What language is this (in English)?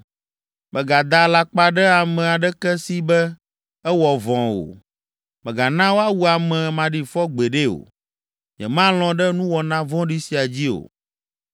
Ewe